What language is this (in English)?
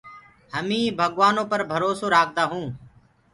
Gurgula